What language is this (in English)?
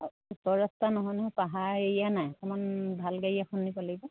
Assamese